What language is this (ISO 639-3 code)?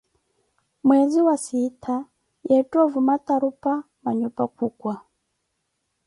eko